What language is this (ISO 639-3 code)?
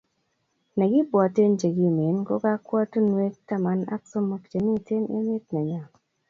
kln